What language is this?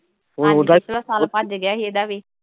Punjabi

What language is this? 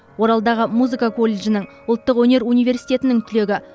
Kazakh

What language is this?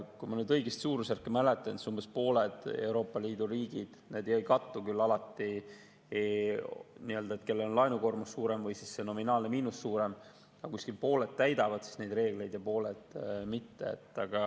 Estonian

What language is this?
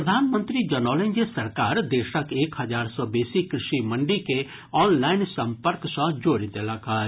Maithili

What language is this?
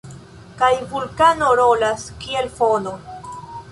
Esperanto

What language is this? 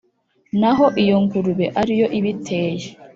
Kinyarwanda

